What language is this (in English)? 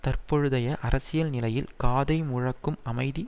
Tamil